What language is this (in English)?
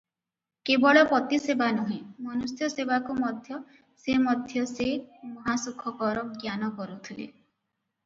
Odia